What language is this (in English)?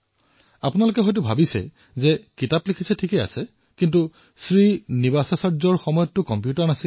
Assamese